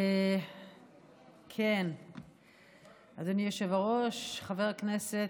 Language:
Hebrew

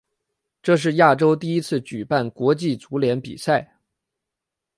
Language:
Chinese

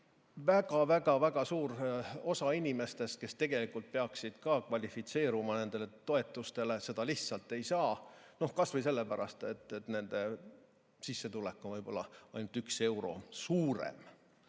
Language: Estonian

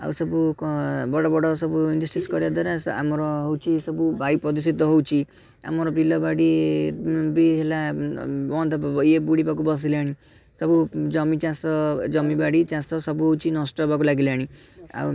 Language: Odia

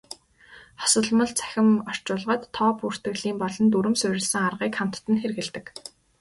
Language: Mongolian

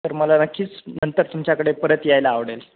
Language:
Marathi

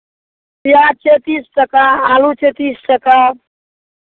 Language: Maithili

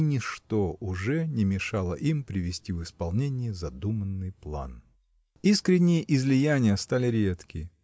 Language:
Russian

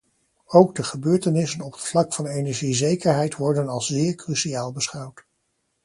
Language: Dutch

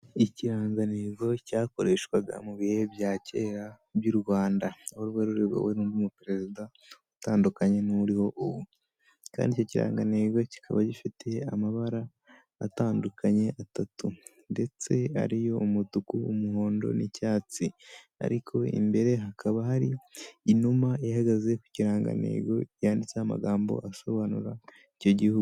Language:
Kinyarwanda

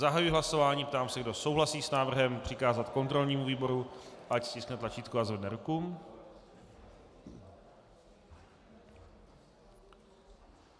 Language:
Czech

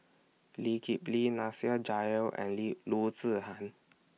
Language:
English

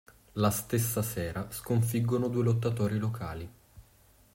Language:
Italian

